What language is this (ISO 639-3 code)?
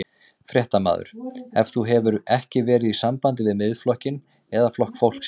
isl